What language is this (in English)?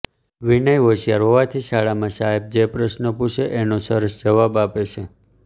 Gujarati